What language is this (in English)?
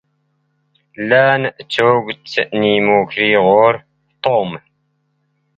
Standard Moroccan Tamazight